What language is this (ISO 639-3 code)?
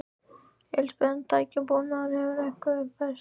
isl